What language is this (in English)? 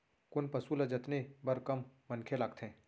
Chhattisgarhi